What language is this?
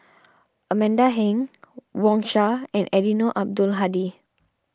English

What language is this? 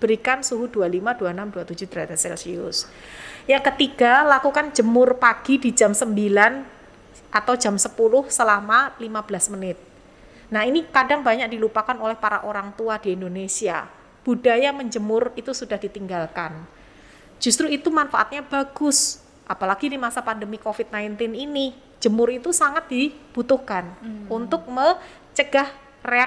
Indonesian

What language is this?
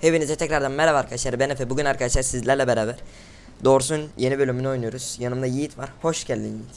Turkish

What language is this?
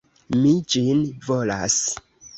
Esperanto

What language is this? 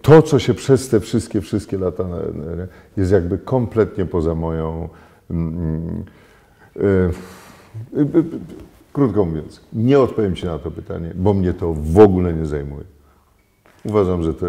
Polish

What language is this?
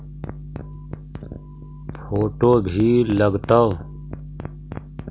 Magahi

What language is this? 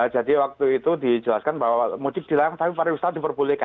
Indonesian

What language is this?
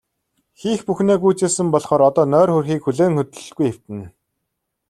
Mongolian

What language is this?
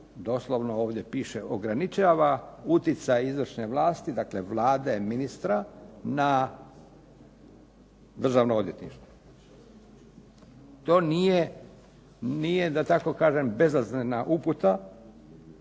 Croatian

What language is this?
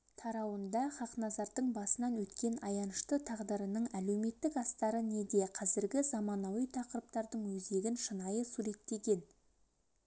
Kazakh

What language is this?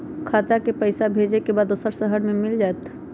Magahi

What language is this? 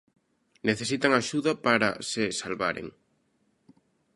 Galician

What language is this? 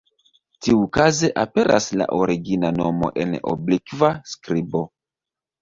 Esperanto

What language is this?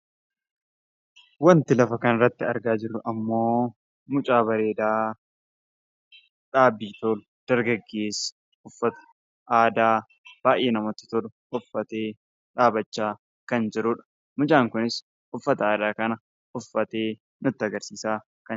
Oromo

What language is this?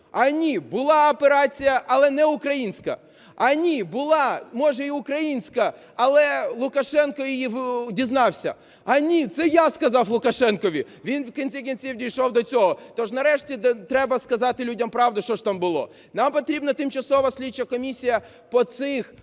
Ukrainian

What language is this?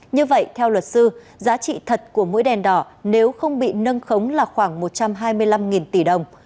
Vietnamese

